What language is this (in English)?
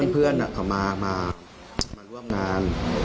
Thai